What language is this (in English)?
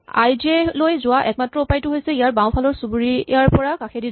Assamese